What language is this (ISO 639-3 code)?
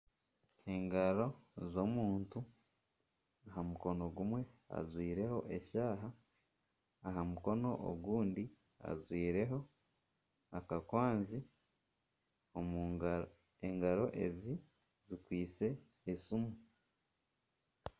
nyn